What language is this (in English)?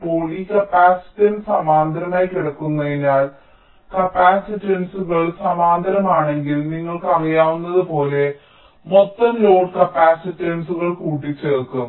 Malayalam